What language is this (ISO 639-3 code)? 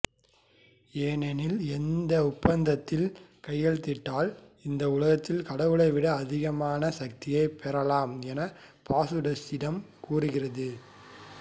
tam